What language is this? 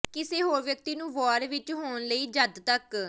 Punjabi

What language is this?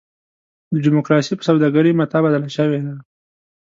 Pashto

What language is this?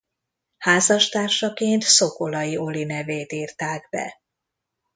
Hungarian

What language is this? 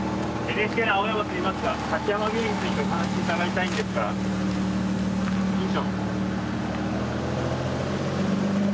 Japanese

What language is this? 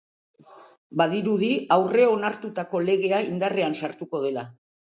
Basque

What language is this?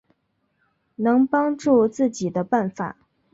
Chinese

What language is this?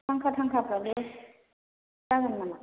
Bodo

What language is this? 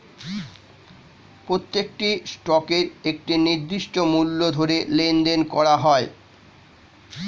Bangla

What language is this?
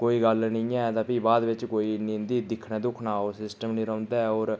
Dogri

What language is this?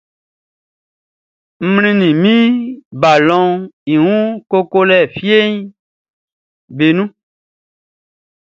Baoulé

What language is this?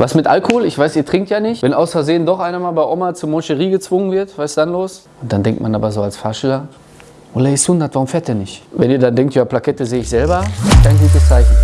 German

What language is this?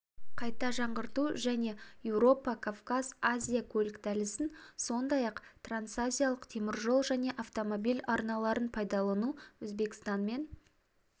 Kazakh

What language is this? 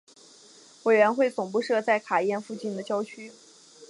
Chinese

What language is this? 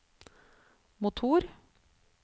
Norwegian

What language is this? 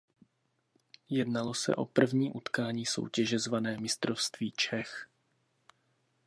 Czech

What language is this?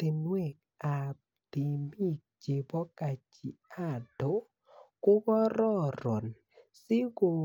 Kalenjin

